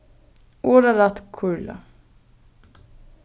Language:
Faroese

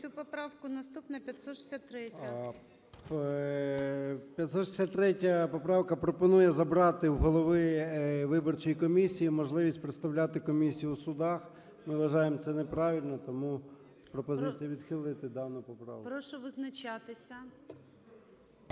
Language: Ukrainian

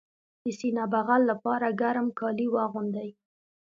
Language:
Pashto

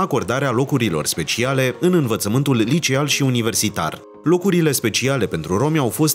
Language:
Romanian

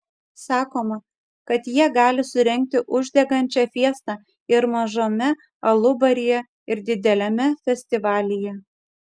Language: Lithuanian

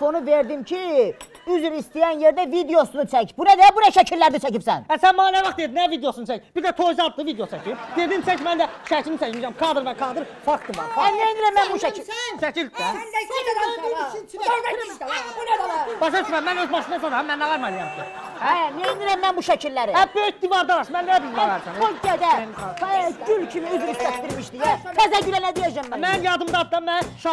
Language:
Turkish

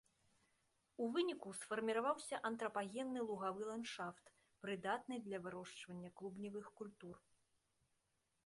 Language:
Belarusian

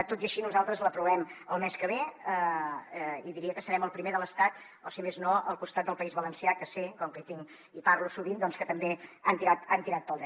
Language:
Catalan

